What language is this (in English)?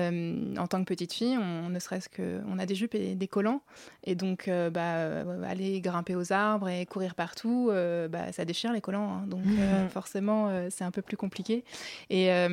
French